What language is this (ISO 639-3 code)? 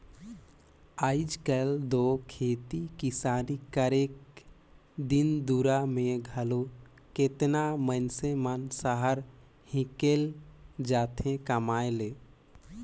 hne